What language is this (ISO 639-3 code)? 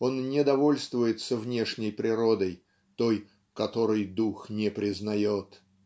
rus